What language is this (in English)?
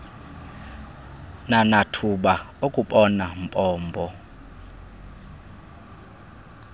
Xhosa